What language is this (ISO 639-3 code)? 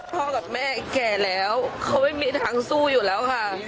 tha